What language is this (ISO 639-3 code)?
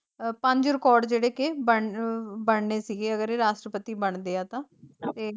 pan